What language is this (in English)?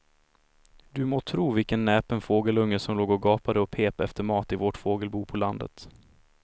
Swedish